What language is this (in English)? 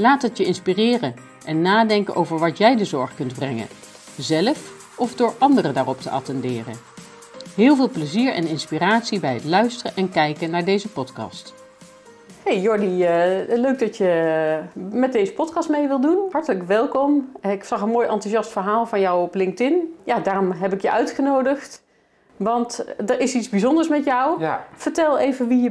Dutch